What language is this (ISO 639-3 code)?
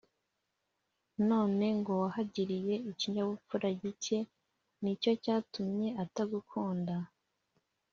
kin